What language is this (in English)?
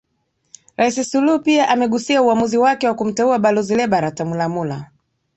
Swahili